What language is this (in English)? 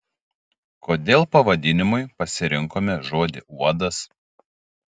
Lithuanian